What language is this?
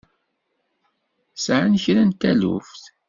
Kabyle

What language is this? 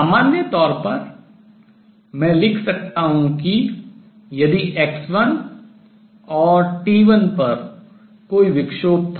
Hindi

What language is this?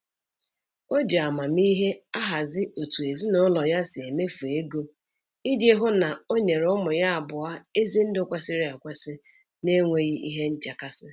Igbo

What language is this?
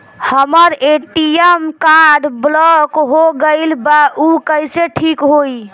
Bhojpuri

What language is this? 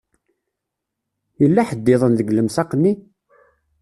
Kabyle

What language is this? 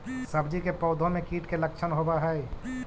Magahi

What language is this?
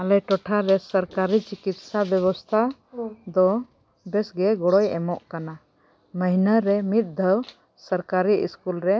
Santali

